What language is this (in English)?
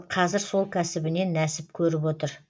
Kazakh